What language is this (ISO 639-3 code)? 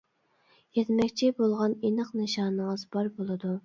uig